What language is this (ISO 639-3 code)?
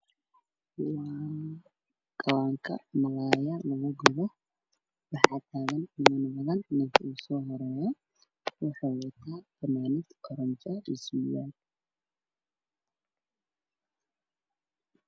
som